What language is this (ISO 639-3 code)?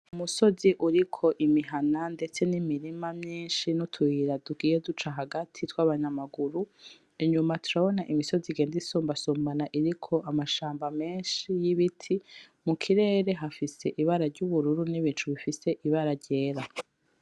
run